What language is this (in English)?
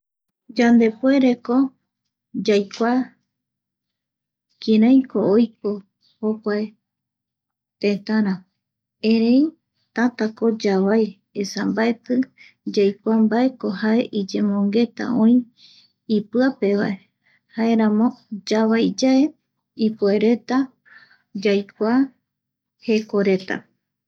Eastern Bolivian Guaraní